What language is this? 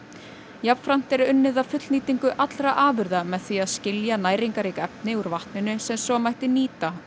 Icelandic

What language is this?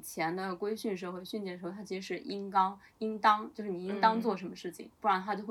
Chinese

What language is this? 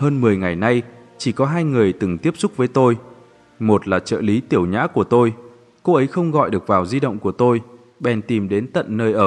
Vietnamese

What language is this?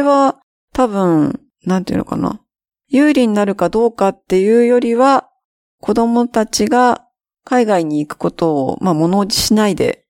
Japanese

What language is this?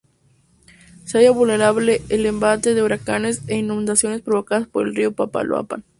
Spanish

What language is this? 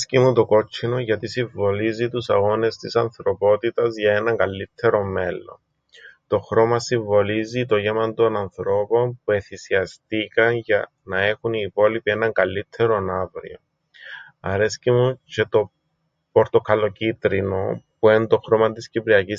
Greek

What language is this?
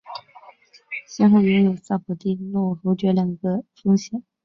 Chinese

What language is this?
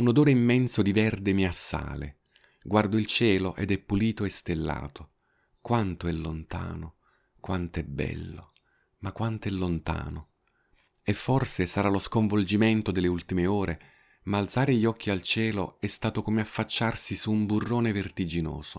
Italian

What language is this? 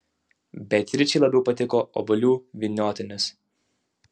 Lithuanian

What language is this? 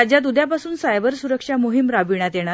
Marathi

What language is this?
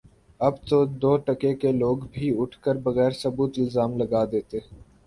Urdu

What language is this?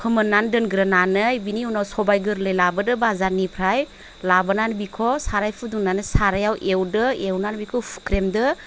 Bodo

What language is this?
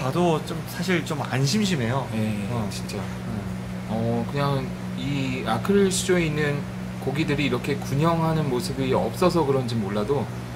Korean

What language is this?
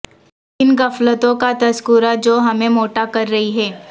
Urdu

